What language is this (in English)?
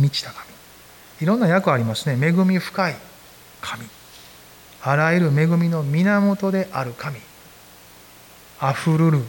Japanese